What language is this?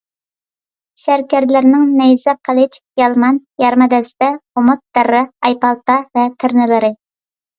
Uyghur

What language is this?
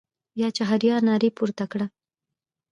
Pashto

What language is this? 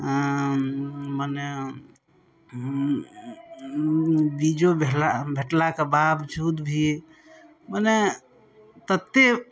Maithili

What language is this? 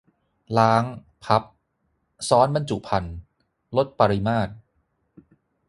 Thai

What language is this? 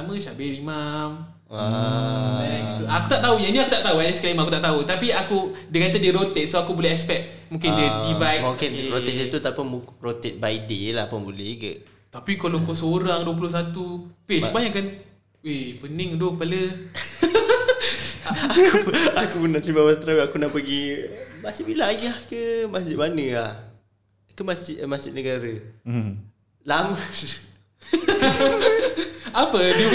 Malay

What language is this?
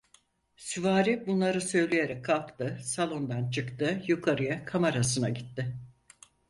Turkish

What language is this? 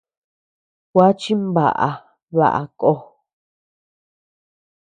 Tepeuxila Cuicatec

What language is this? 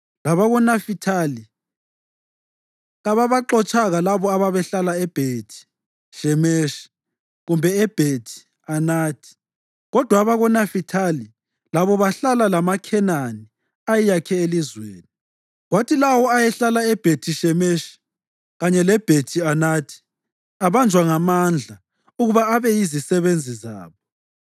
North Ndebele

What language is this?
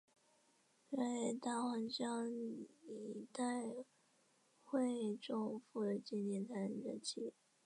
Chinese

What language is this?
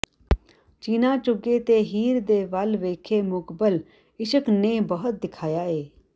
Punjabi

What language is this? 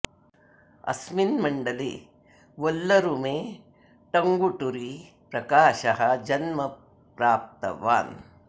Sanskrit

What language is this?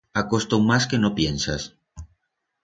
Aragonese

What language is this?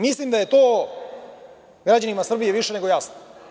Serbian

